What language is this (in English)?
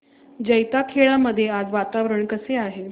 Marathi